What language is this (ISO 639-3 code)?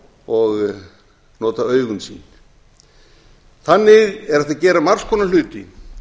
isl